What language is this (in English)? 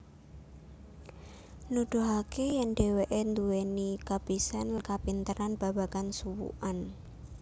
Javanese